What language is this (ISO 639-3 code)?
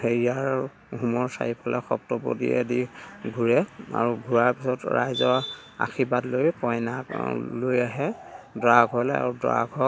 asm